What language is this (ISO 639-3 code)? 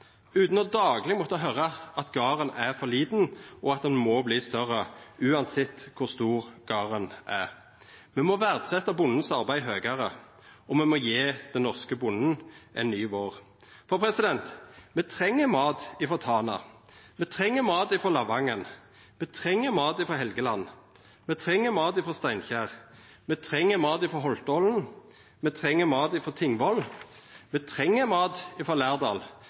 nno